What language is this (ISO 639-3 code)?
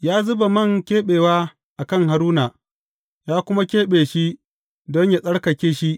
hau